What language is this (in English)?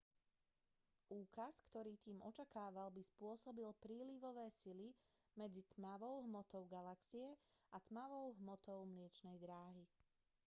Slovak